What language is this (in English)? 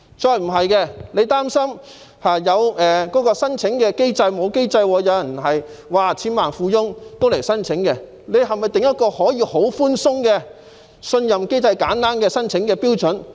Cantonese